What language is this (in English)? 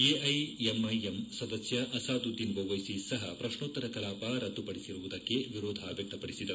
Kannada